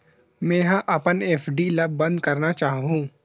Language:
Chhattisgarhi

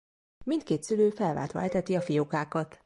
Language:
Hungarian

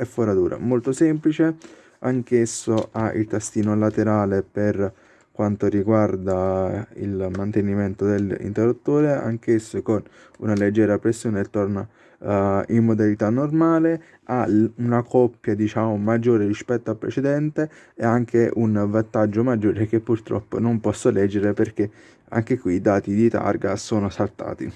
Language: Italian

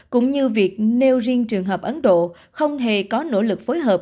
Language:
Vietnamese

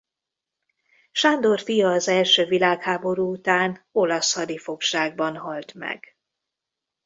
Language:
Hungarian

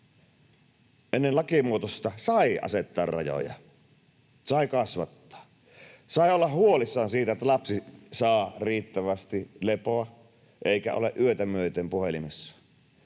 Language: Finnish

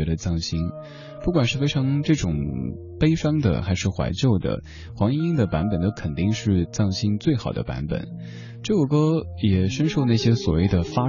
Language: Chinese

